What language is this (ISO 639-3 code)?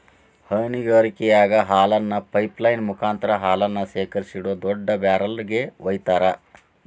kan